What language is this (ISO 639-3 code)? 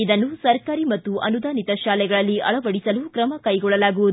kan